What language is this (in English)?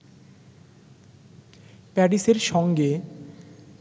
Bangla